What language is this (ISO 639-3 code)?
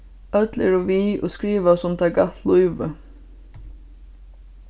fao